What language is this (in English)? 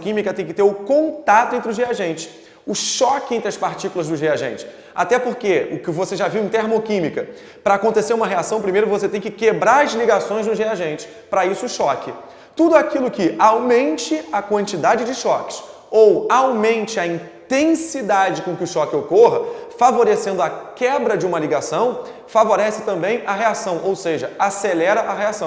Portuguese